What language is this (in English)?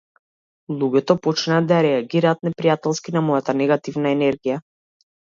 Macedonian